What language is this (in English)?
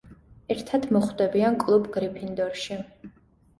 Georgian